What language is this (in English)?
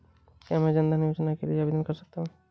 Hindi